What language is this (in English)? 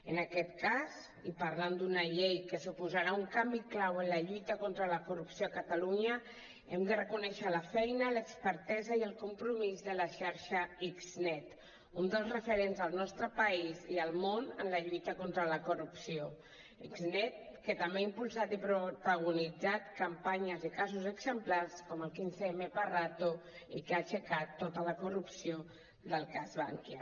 Catalan